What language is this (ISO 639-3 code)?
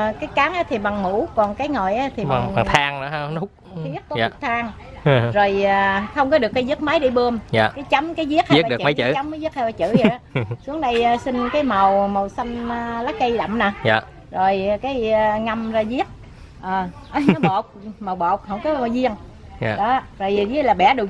vie